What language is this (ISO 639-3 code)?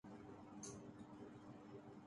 urd